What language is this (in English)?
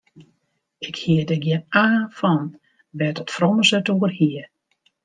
Western Frisian